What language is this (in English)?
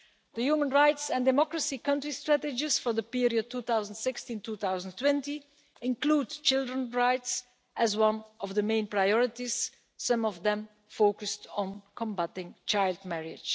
English